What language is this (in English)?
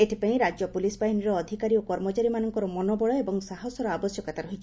Odia